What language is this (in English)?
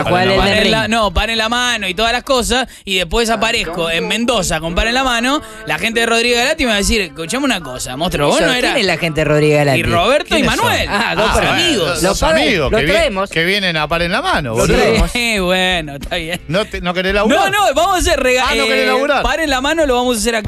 Spanish